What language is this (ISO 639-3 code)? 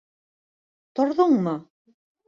bak